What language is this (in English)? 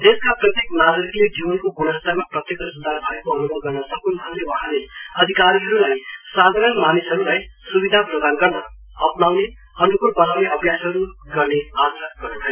Nepali